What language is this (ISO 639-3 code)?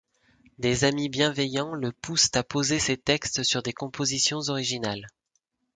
fra